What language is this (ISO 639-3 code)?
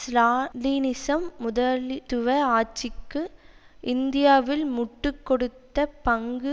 tam